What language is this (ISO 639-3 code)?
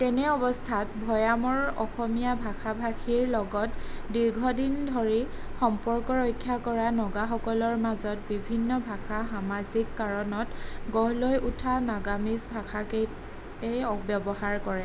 asm